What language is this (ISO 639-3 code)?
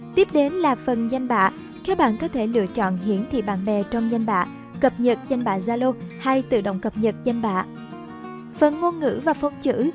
vie